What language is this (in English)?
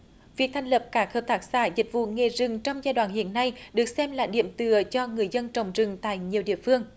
Vietnamese